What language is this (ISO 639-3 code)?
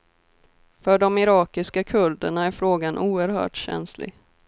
swe